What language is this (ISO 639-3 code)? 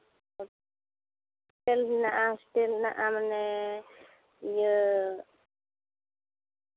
sat